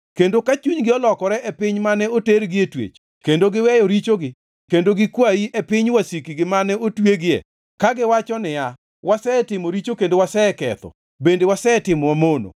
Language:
Luo (Kenya and Tanzania)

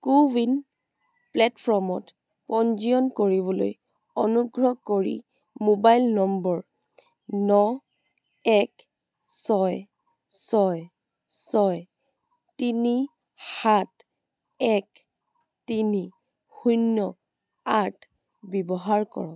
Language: Assamese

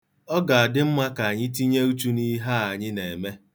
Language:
Igbo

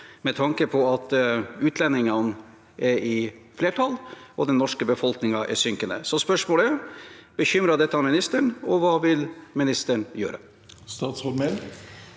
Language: Norwegian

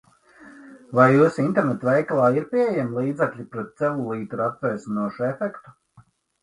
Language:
Latvian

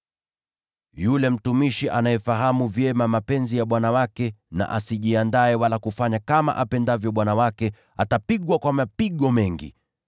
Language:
Swahili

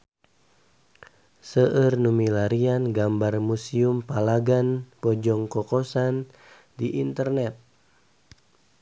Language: Sundanese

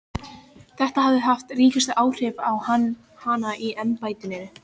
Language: Icelandic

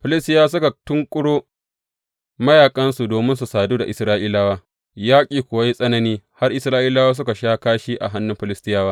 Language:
Hausa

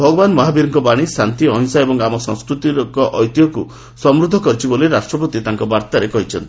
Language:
Odia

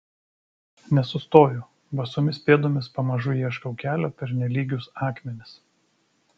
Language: Lithuanian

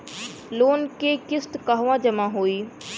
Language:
Bhojpuri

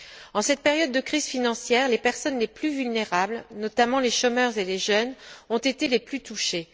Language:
French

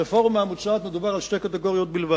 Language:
Hebrew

